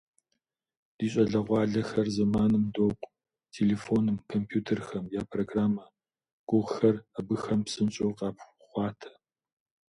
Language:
Kabardian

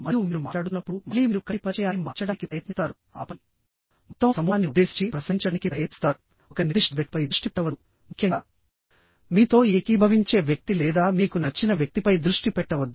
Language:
Telugu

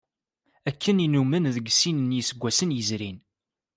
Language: Kabyle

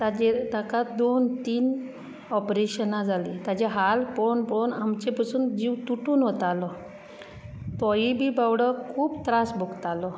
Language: Konkani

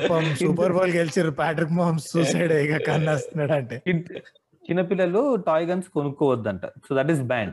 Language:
Telugu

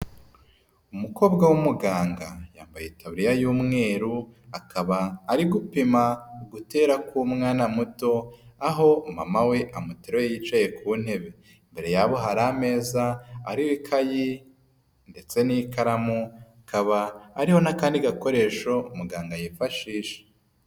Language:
Kinyarwanda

